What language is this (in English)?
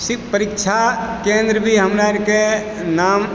Maithili